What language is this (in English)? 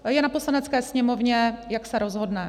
Czech